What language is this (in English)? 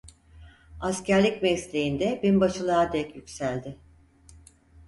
Turkish